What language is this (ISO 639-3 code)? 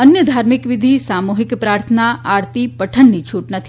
guj